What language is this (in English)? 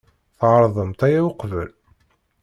Kabyle